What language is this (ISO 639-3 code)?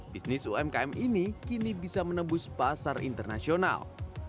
ind